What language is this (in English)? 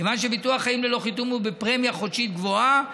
Hebrew